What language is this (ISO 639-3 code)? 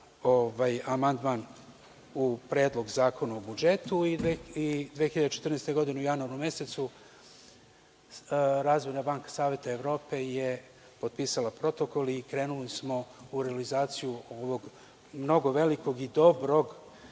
srp